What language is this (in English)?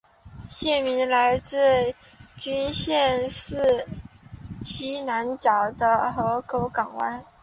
Chinese